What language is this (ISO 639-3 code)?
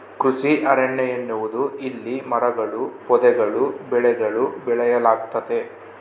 kan